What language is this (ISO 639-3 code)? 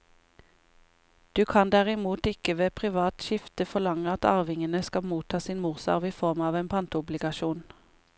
nor